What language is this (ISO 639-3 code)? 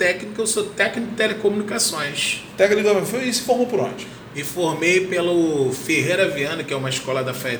por